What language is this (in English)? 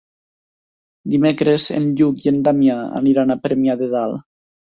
Catalan